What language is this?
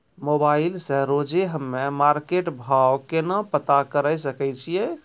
Maithili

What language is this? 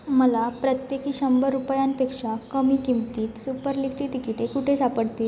Marathi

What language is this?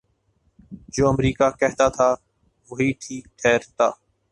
Urdu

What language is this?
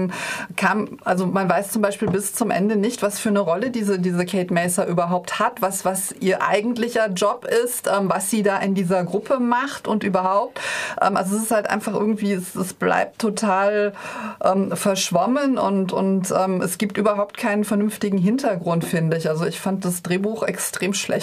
German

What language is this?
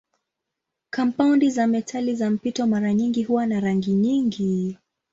Swahili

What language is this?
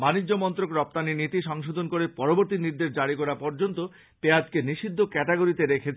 Bangla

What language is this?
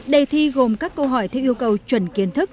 Vietnamese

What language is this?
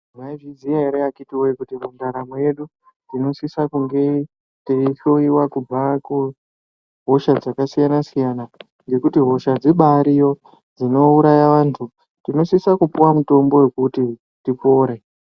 Ndau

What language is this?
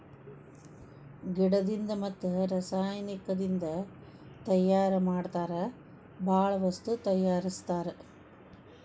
Kannada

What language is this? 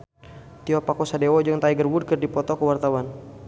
Sundanese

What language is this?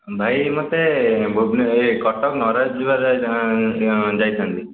Odia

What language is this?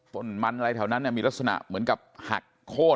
Thai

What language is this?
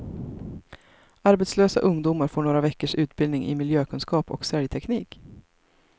Swedish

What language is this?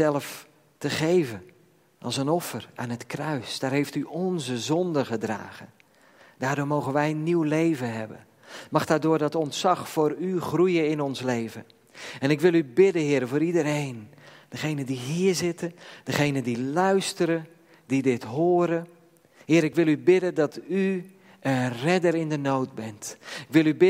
Dutch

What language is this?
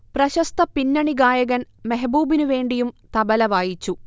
Malayalam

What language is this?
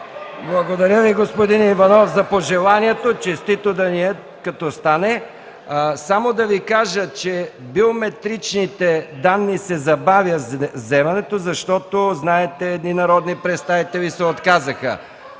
Bulgarian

